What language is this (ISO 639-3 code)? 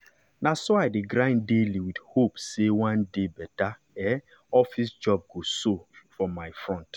pcm